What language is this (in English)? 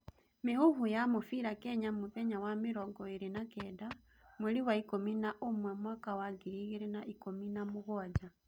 Kikuyu